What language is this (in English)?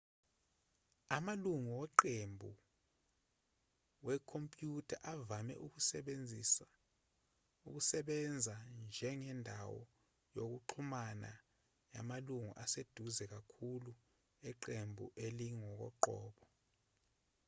Zulu